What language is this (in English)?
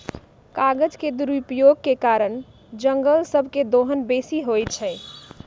Magahi